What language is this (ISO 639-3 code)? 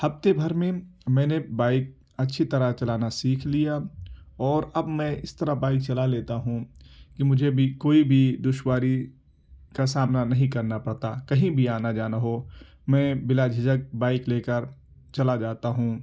urd